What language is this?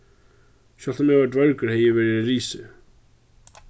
Faroese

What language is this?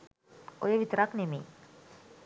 Sinhala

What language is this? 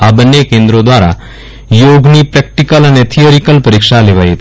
Gujarati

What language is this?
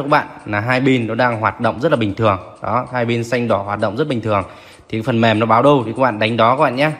Vietnamese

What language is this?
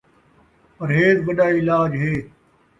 Saraiki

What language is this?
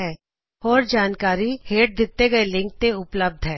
Punjabi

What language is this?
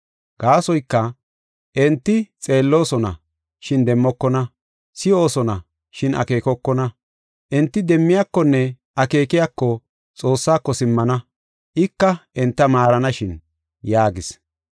Gofa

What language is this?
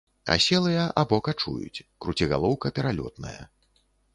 Belarusian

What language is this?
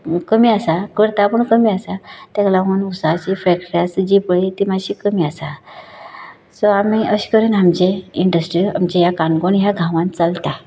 Konkani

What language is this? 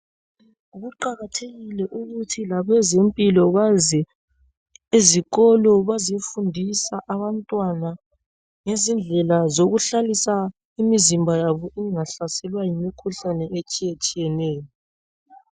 North Ndebele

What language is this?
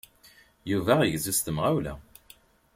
Kabyle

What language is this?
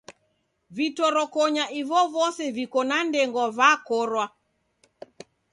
Taita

